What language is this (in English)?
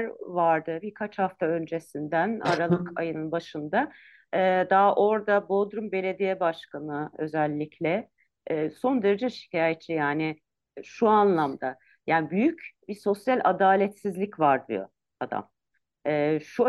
Turkish